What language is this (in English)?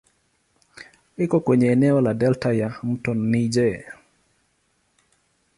Swahili